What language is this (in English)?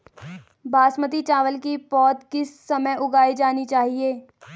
Hindi